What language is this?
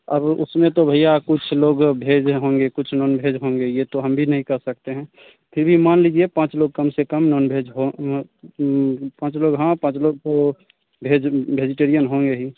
Hindi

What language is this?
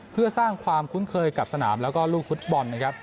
Thai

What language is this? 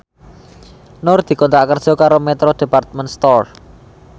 Javanese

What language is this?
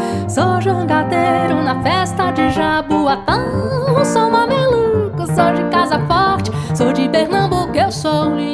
Portuguese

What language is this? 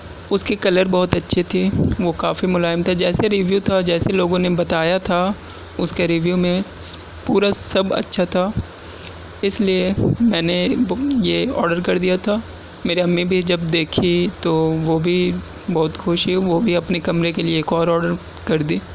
Urdu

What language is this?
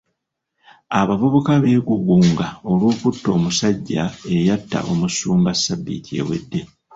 Ganda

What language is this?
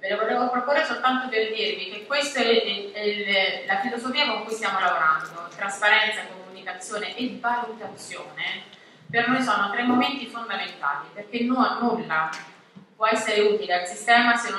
Italian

